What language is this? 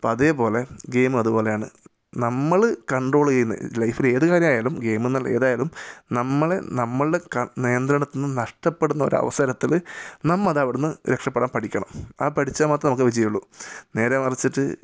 Malayalam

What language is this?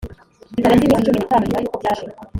Kinyarwanda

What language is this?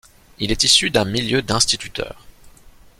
French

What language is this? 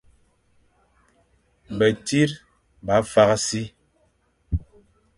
Fang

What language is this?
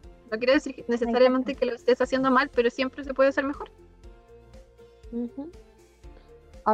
Spanish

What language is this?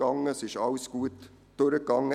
Swiss German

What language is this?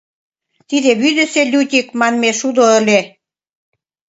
Mari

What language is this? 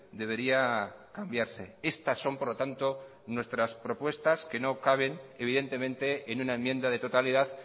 Spanish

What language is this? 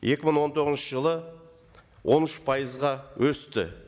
Kazakh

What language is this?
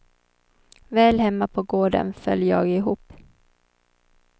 Swedish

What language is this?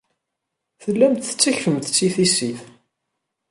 Kabyle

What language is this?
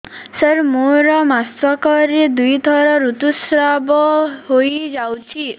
Odia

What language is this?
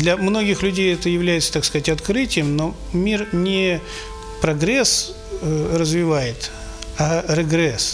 Russian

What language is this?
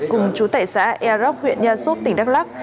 Vietnamese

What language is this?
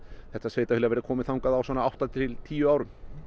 Icelandic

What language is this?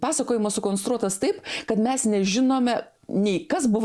Lithuanian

